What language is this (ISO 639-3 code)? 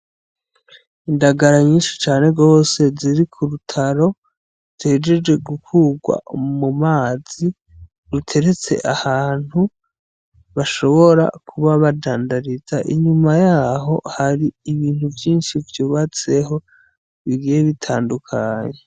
run